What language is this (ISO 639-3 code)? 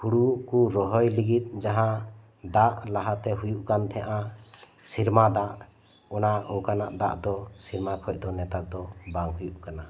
sat